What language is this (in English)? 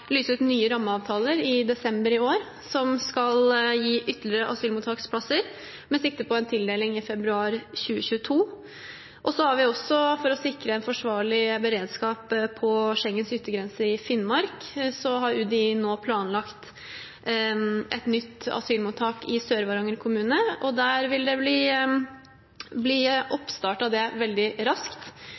Norwegian Bokmål